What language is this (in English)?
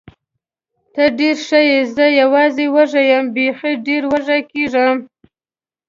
Pashto